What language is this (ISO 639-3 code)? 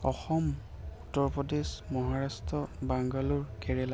asm